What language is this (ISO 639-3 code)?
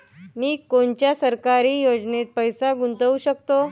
mar